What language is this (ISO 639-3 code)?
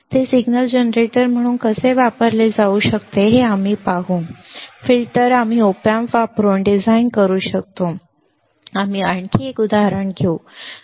mar